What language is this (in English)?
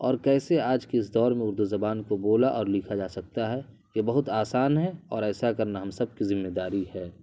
Urdu